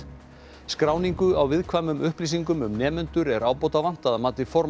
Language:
Icelandic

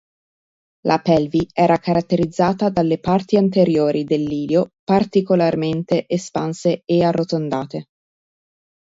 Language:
Italian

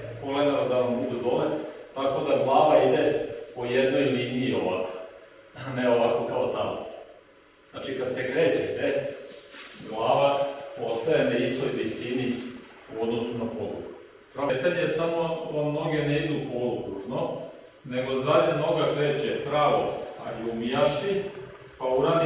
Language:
Serbian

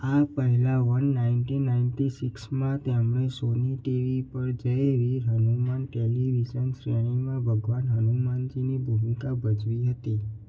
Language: Gujarati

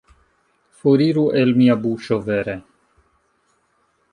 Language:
Esperanto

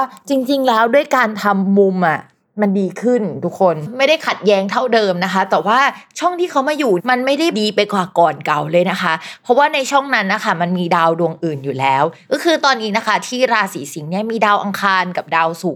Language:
Thai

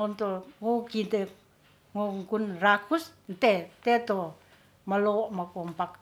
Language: Ratahan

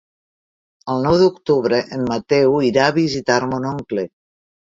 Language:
Catalan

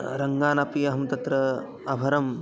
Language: Sanskrit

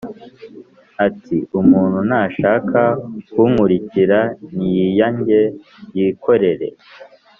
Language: Kinyarwanda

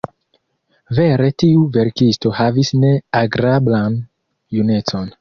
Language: Esperanto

